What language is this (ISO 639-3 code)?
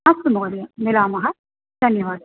san